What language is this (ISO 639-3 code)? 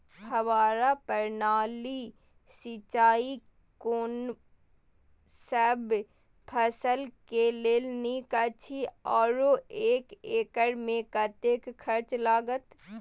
mai